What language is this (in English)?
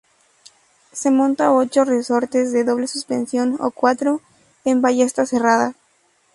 Spanish